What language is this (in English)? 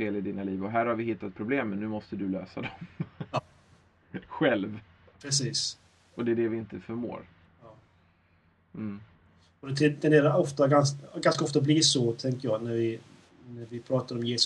Swedish